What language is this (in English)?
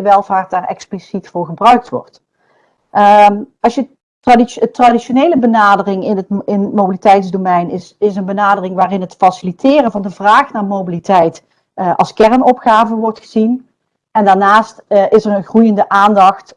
Dutch